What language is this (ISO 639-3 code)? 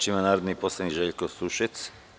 srp